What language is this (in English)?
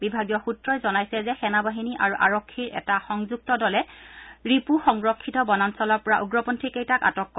Assamese